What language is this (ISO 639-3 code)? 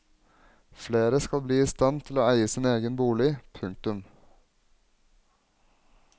nor